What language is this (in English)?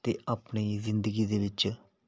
Punjabi